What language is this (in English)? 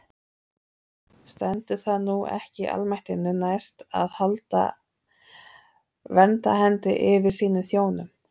Icelandic